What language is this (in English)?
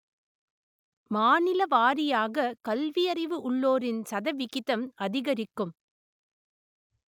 Tamil